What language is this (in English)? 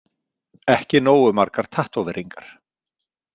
Icelandic